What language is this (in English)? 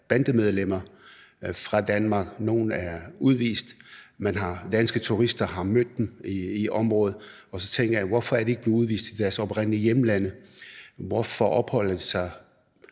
Danish